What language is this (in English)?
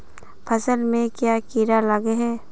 Magahi